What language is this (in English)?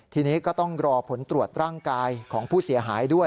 Thai